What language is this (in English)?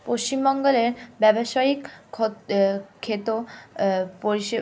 Bangla